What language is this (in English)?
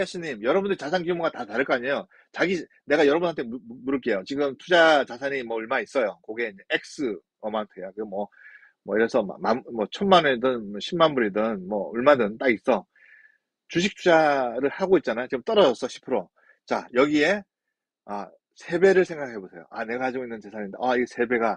Korean